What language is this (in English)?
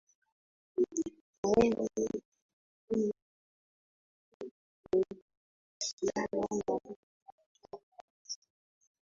Swahili